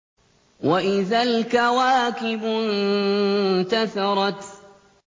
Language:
Arabic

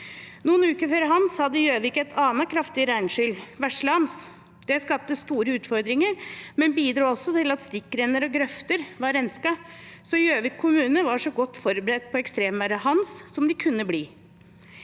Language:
Norwegian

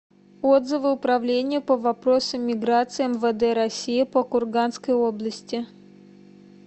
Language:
Russian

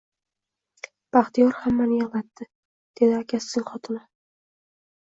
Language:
Uzbek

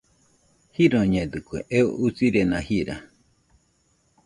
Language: Nüpode Huitoto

